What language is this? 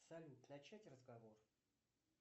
Russian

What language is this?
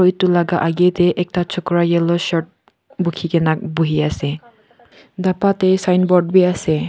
Naga Pidgin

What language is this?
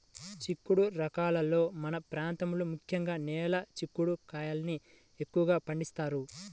Telugu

